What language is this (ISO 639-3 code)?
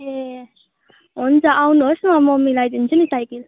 nep